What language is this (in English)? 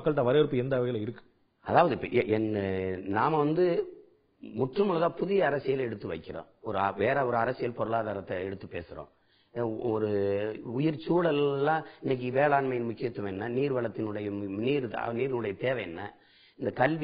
Tamil